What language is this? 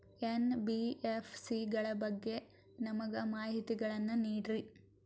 Kannada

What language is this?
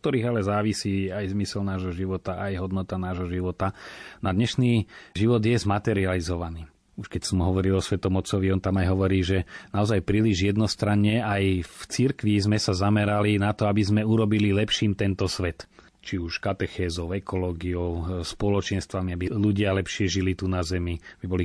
Slovak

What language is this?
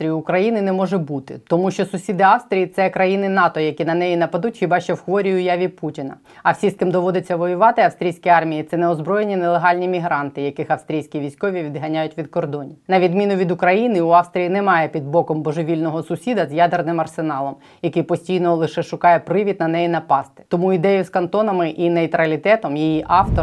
Ukrainian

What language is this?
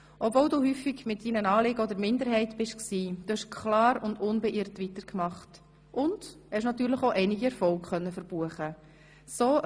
Swiss German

